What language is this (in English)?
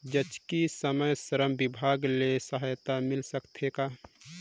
Chhattisgarhi